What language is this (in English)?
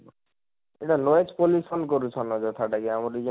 Odia